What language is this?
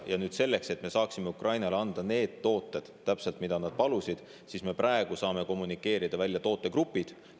Estonian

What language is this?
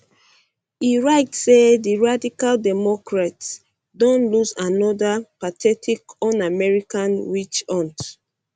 Nigerian Pidgin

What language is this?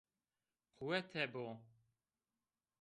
Zaza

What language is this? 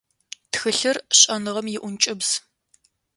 Adyghe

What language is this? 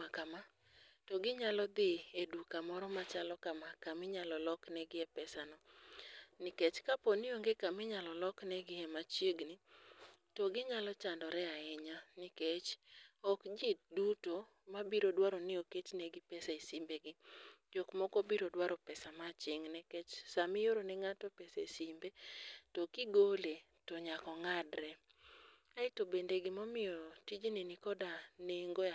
Luo (Kenya and Tanzania)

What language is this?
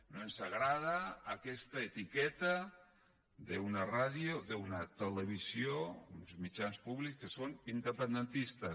Catalan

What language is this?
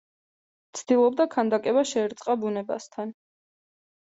Georgian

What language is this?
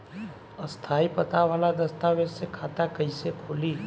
Bhojpuri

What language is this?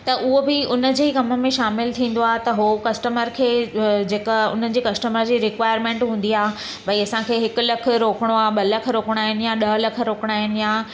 Sindhi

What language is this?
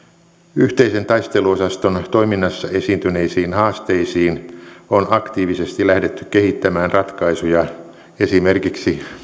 Finnish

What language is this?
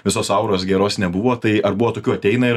Lithuanian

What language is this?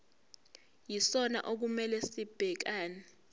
Zulu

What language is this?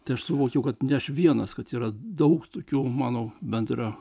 Lithuanian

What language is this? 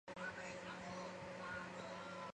Chinese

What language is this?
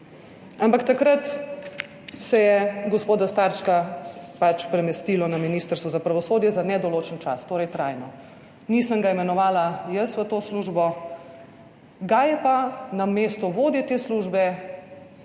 Slovenian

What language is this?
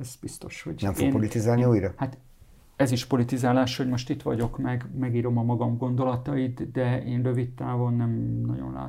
Hungarian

